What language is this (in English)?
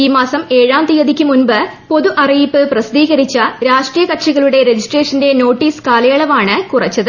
Malayalam